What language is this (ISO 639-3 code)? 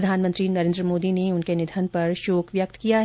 hin